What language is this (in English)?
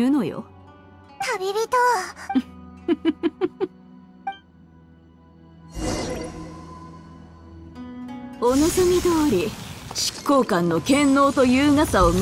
Japanese